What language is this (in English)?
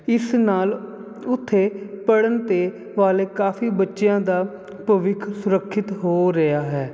Punjabi